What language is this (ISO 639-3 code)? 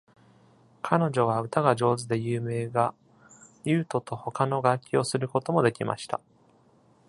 jpn